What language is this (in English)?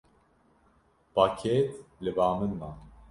Kurdish